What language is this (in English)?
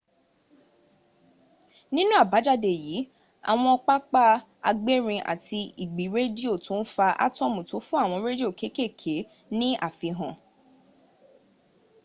Yoruba